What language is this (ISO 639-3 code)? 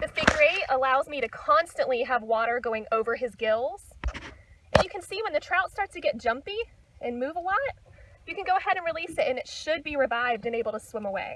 eng